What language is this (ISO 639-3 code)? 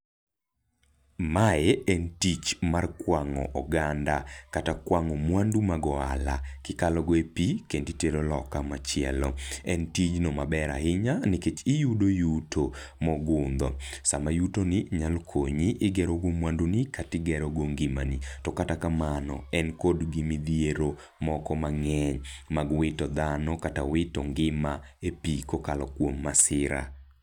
luo